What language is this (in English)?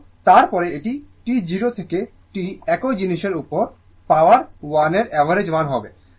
Bangla